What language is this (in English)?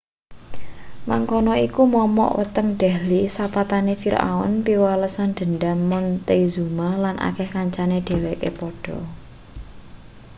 Javanese